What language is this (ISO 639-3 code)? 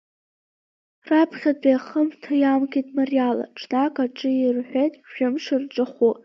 abk